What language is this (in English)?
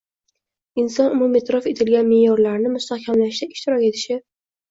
Uzbek